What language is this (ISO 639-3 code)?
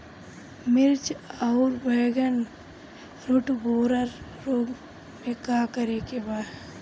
bho